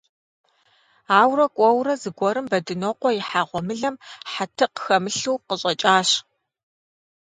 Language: Kabardian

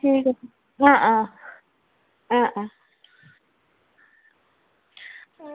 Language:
Assamese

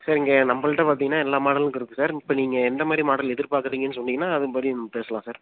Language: Tamil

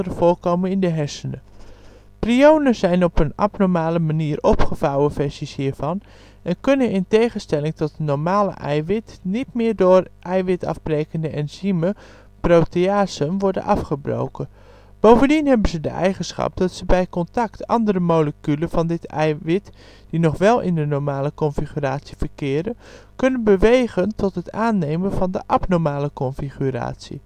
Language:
Dutch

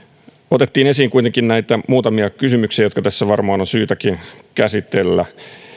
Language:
Finnish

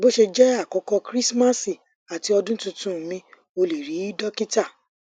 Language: Yoruba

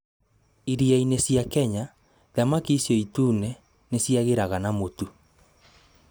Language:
Kikuyu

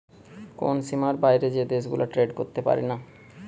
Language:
Bangla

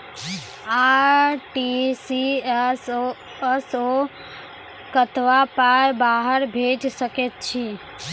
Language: Maithili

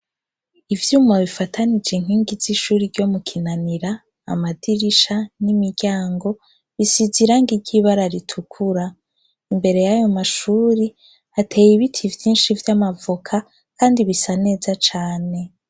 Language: Rundi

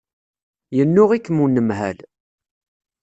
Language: Kabyle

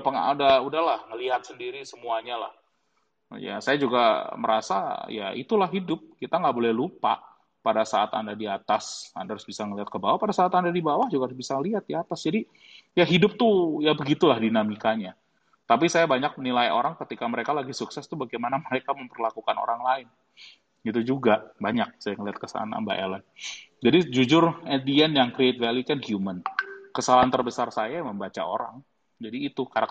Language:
Indonesian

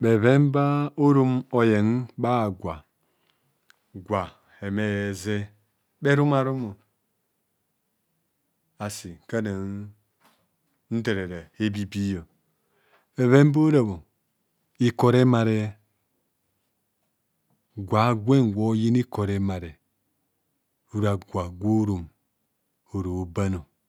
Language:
Kohumono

